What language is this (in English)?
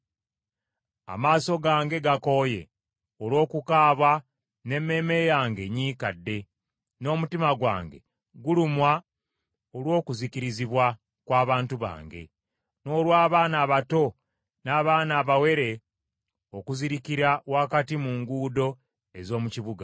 Ganda